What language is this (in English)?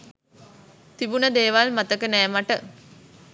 Sinhala